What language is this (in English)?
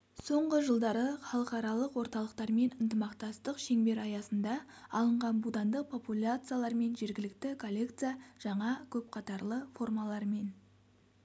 Kazakh